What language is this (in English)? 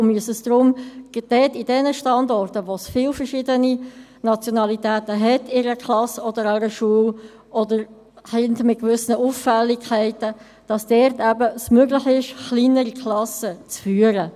Swiss German